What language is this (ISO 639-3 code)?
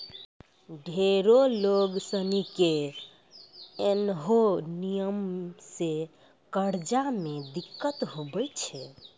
mai